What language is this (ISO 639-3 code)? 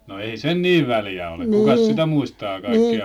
fin